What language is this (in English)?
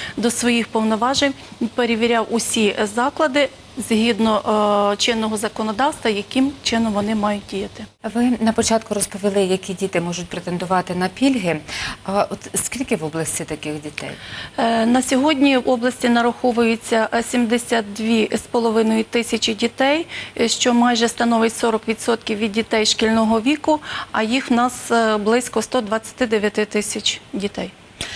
Ukrainian